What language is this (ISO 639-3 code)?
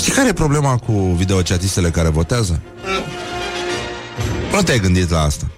ron